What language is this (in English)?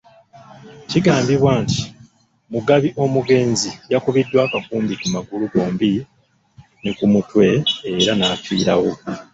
Ganda